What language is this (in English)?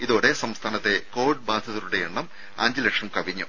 Malayalam